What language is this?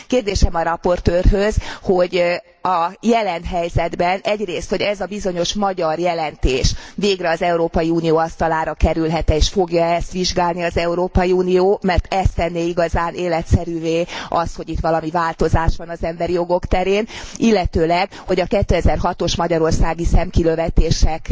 Hungarian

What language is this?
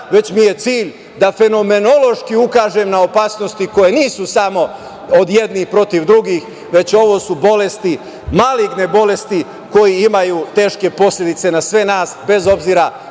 Serbian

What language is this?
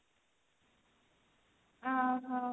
Odia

